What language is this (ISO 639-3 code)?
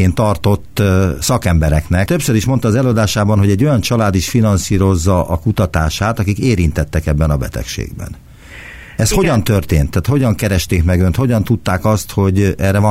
hun